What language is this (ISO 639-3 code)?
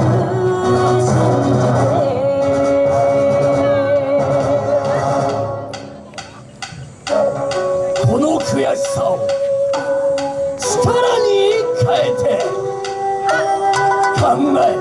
jpn